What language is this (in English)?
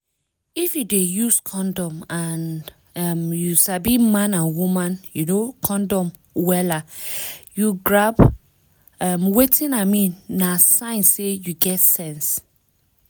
Nigerian Pidgin